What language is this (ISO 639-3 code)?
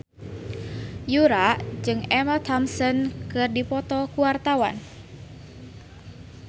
sun